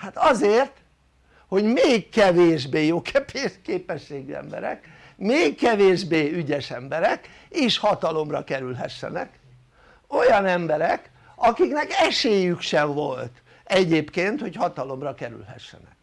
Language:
Hungarian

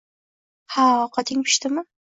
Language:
Uzbek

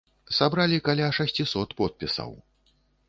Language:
Belarusian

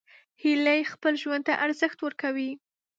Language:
Pashto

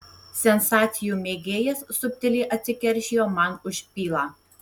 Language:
Lithuanian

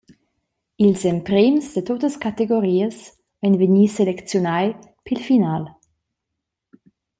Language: Romansh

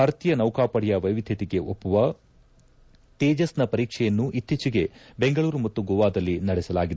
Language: Kannada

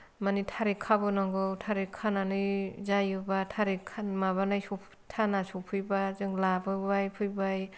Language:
Bodo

